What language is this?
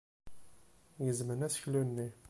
Kabyle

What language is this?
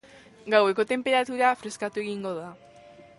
Basque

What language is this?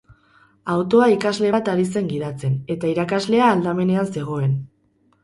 Basque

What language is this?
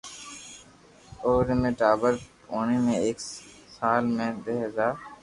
Loarki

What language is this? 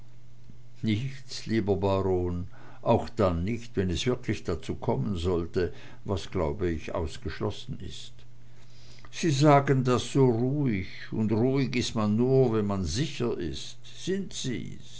German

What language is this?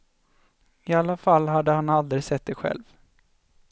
Swedish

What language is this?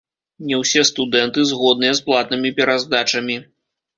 Belarusian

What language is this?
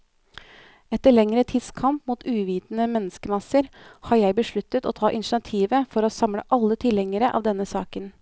Norwegian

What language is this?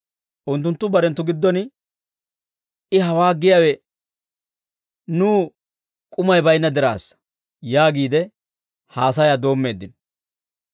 Dawro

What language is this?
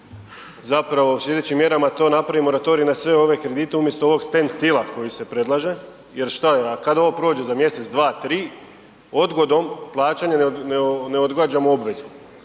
Croatian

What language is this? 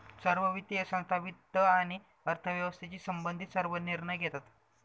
Marathi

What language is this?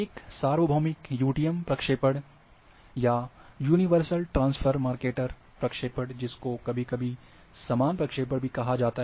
Hindi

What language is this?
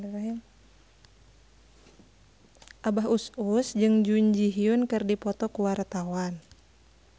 Sundanese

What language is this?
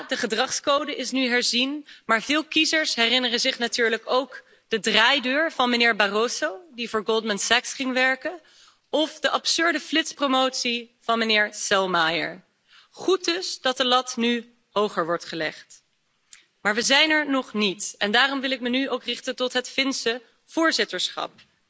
Dutch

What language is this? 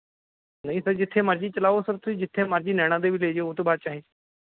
Punjabi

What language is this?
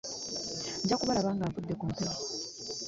Ganda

